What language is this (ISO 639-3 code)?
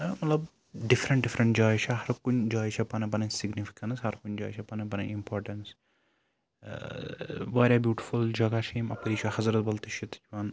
kas